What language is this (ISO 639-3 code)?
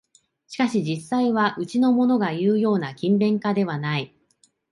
jpn